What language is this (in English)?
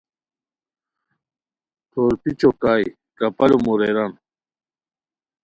Khowar